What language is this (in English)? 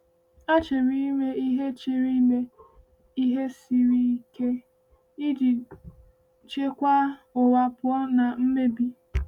Igbo